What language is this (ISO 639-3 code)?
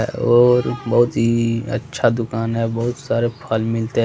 hin